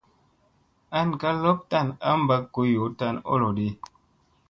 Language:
Musey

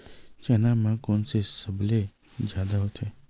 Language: Chhattisgarhi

